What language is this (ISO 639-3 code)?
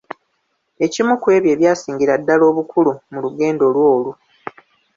lug